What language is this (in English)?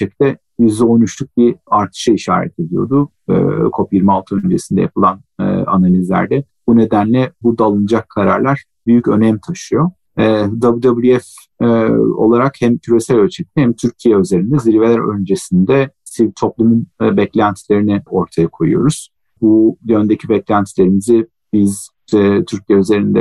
Turkish